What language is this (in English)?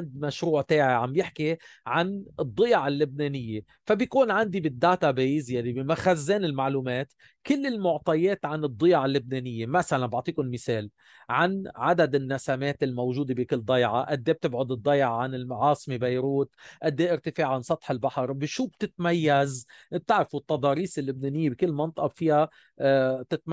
Arabic